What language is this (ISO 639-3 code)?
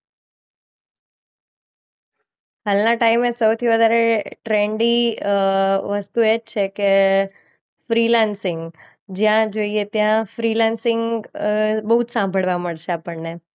guj